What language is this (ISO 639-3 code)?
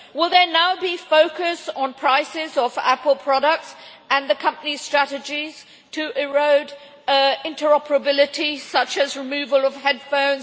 eng